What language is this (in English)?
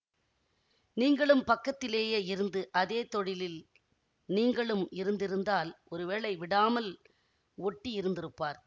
Tamil